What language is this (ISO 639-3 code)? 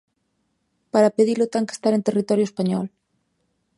glg